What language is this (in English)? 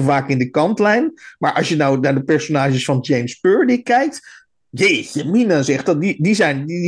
Dutch